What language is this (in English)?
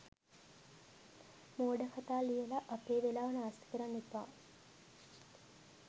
Sinhala